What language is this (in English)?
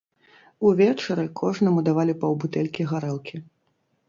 Belarusian